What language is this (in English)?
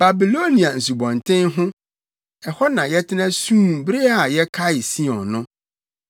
Akan